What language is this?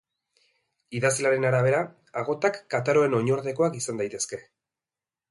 Basque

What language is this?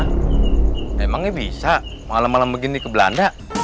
Indonesian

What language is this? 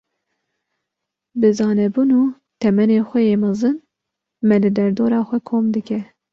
Kurdish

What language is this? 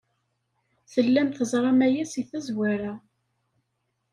Kabyle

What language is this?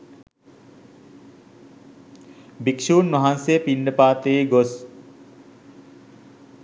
Sinhala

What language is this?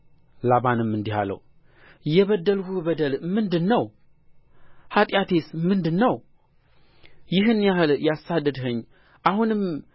Amharic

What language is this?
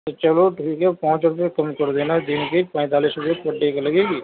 Urdu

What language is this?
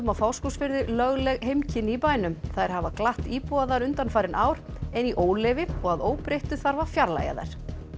Icelandic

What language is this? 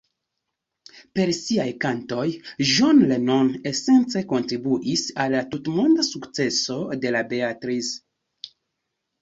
Esperanto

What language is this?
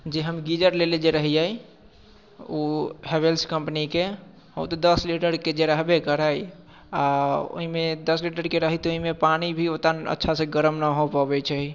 Maithili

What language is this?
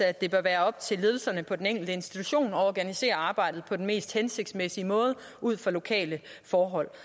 Danish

